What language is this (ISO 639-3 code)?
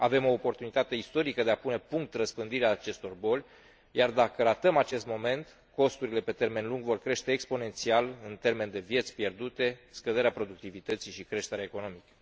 ron